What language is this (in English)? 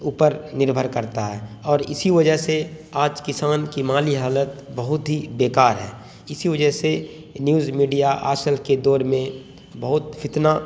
Urdu